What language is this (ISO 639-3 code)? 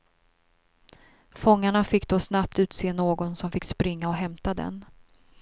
swe